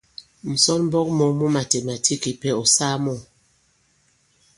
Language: Bankon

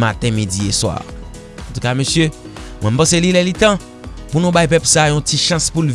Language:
French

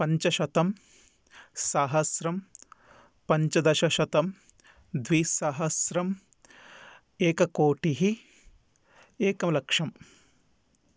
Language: Sanskrit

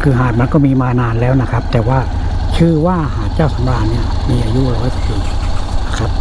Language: Thai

